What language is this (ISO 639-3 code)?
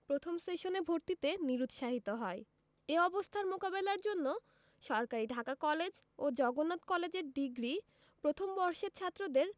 ben